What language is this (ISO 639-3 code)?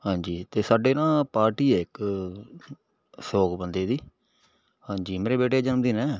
pan